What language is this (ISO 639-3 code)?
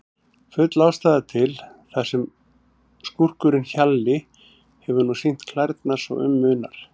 isl